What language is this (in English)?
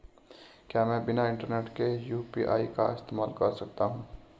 Hindi